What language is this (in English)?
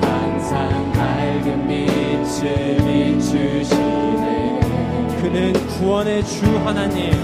Korean